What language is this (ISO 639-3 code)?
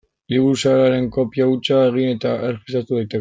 eus